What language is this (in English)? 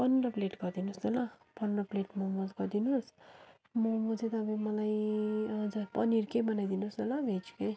Nepali